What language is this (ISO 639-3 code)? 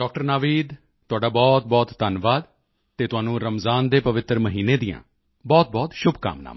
pan